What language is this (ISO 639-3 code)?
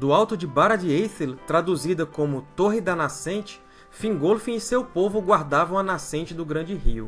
por